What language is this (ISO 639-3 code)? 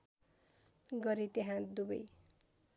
nep